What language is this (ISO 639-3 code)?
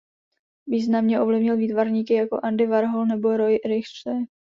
ces